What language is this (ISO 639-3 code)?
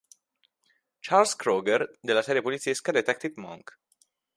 ita